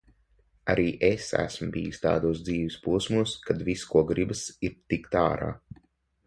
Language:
Latvian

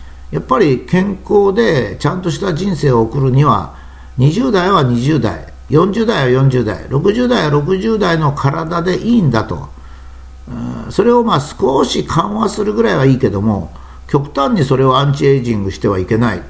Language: Japanese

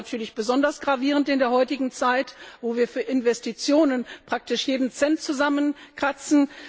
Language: German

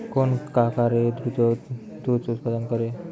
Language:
Bangla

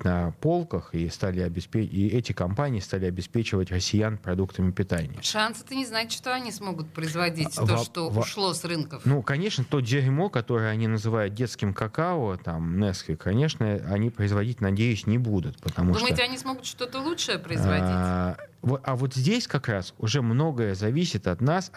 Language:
Russian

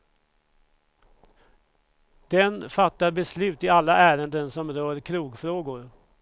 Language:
Swedish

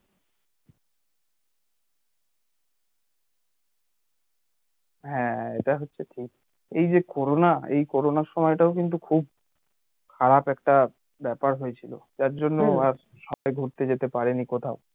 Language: Bangla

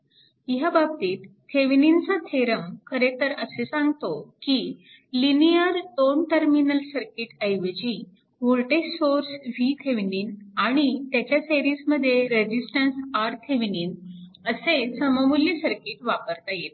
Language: Marathi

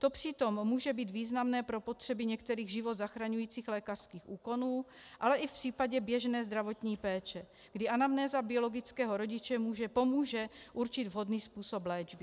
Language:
Czech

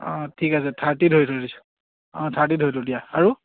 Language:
Assamese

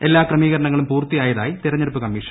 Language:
Malayalam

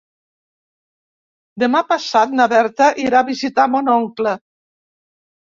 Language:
Catalan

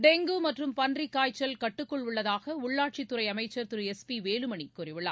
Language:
Tamil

